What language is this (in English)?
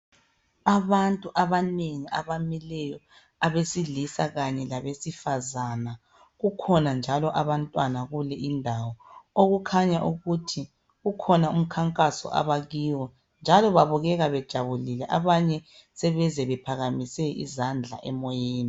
North Ndebele